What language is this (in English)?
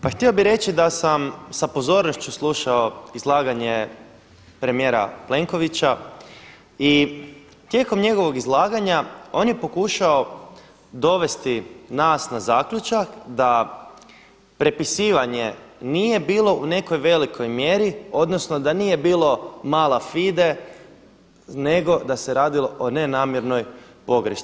Croatian